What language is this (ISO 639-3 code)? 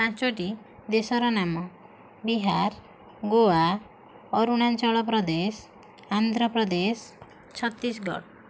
ori